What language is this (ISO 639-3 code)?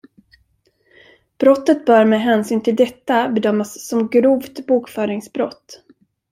swe